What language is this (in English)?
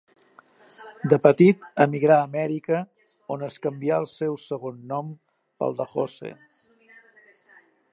Catalan